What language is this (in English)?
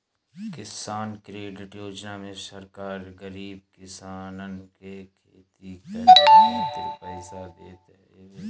Bhojpuri